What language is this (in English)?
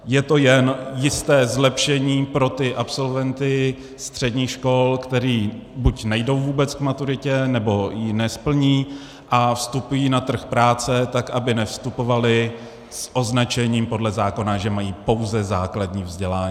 Czech